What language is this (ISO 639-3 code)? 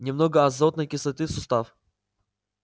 rus